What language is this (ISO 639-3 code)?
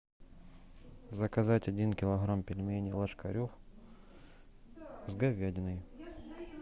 rus